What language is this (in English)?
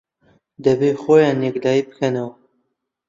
Central Kurdish